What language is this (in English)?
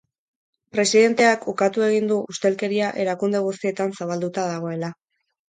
Basque